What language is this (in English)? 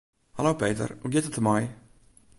Western Frisian